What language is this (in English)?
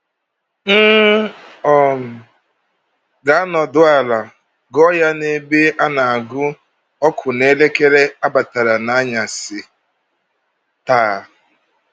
Igbo